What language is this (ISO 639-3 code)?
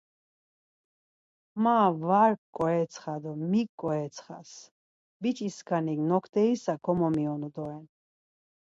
lzz